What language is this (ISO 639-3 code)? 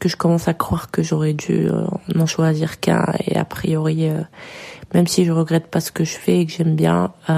fra